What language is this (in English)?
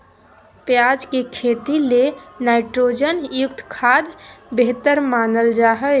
Magahi